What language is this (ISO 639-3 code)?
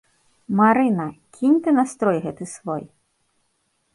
bel